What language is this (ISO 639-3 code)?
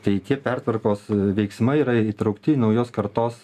lit